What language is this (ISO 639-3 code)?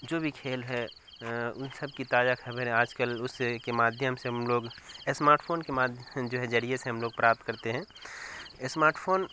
urd